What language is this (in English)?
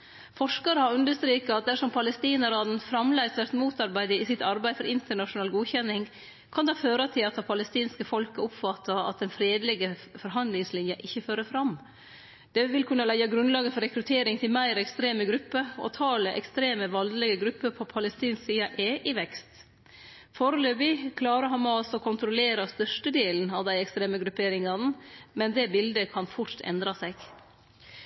Norwegian Nynorsk